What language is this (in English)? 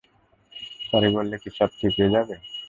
Bangla